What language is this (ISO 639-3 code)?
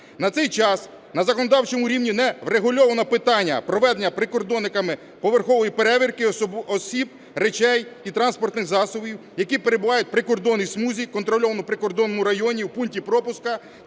ukr